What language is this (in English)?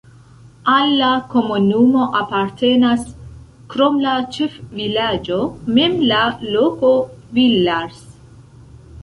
Esperanto